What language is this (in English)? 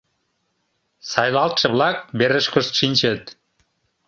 Mari